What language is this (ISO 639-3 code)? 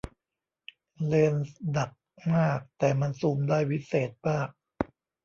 tha